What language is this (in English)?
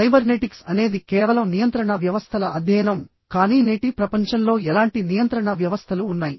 Telugu